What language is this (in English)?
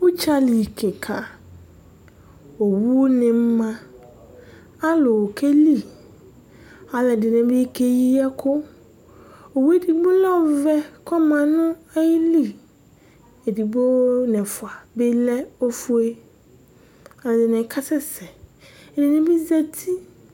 Ikposo